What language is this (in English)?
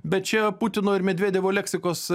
Lithuanian